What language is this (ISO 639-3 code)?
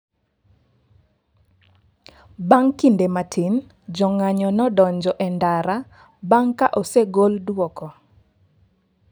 luo